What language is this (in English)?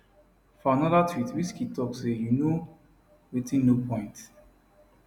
Nigerian Pidgin